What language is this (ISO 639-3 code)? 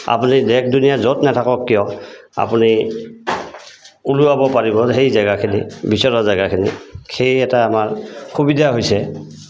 asm